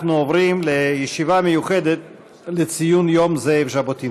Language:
Hebrew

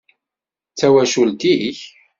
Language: Kabyle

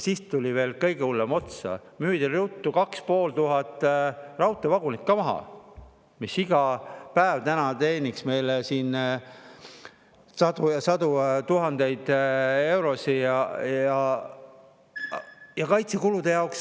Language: Estonian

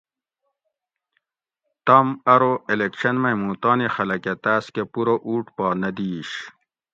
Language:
Gawri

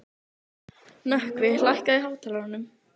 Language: Icelandic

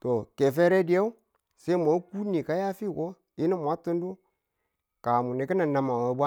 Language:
Tula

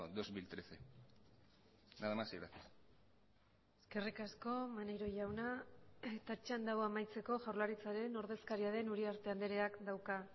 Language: Basque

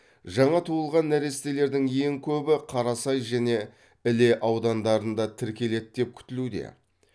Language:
Kazakh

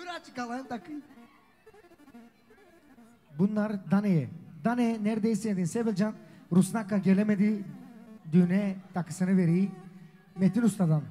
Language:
Turkish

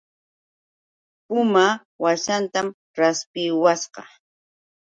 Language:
Yauyos Quechua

